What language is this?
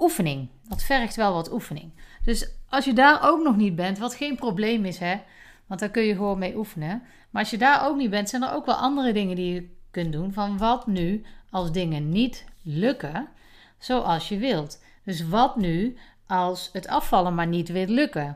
Dutch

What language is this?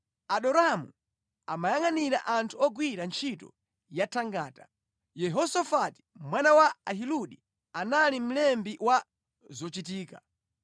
Nyanja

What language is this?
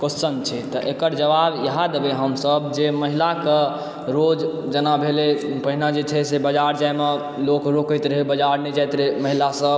Maithili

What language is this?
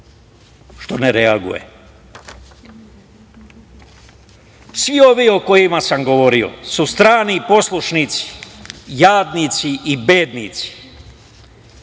Serbian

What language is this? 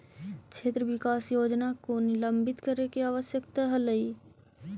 Magahi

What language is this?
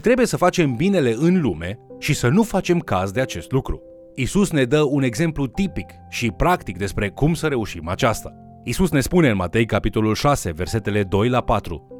Romanian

